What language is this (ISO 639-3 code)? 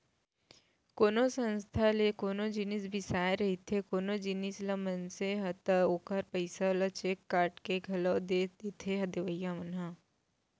hne